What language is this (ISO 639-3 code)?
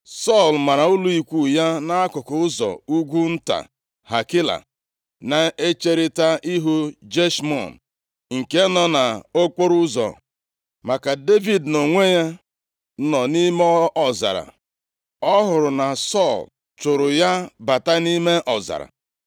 ibo